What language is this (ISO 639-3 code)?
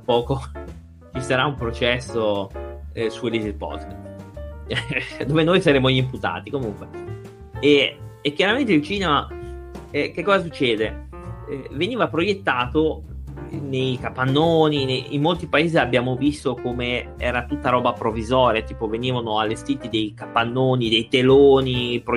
ita